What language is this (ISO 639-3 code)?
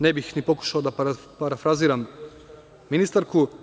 srp